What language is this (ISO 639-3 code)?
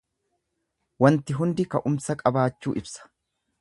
orm